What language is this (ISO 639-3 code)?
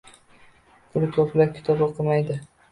uzb